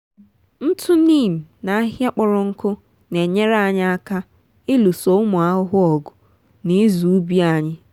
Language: Igbo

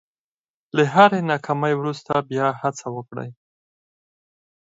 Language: Pashto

